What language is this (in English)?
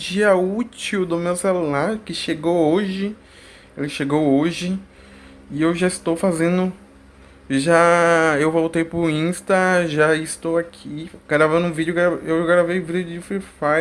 Portuguese